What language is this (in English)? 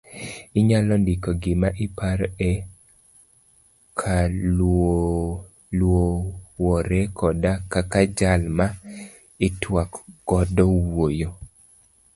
Luo (Kenya and Tanzania)